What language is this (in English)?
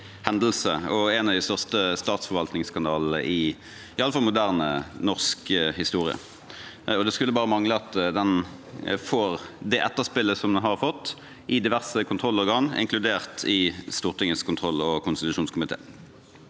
Norwegian